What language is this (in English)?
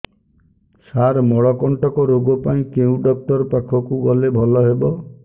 Odia